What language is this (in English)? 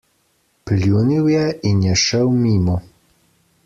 Slovenian